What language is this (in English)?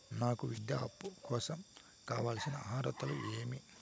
Telugu